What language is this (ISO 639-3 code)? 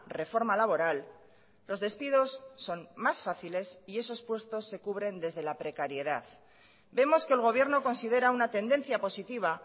spa